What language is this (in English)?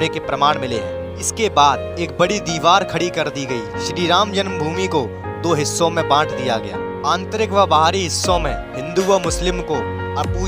Hindi